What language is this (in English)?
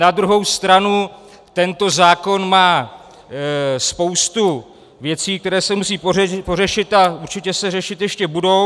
Czech